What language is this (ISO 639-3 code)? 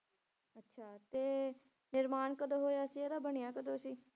pan